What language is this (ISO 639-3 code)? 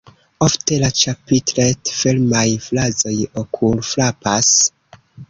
epo